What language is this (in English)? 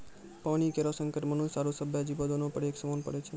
Maithili